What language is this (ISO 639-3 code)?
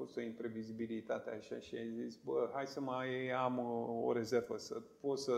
ron